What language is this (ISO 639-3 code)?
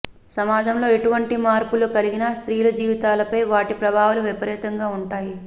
tel